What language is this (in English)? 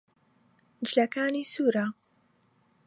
Central Kurdish